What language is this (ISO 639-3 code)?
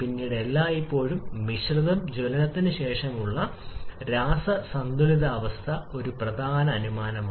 mal